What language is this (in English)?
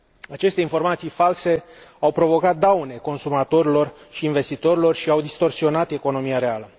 Romanian